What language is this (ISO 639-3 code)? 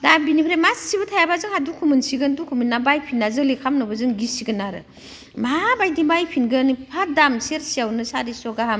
brx